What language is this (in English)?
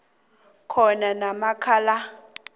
South Ndebele